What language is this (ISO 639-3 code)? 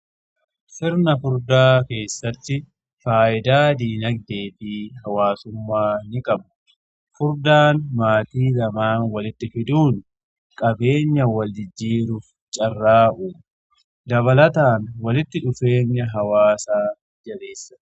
orm